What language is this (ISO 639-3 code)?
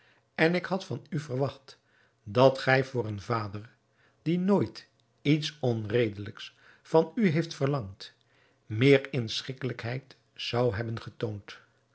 nld